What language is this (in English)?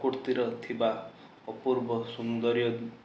Odia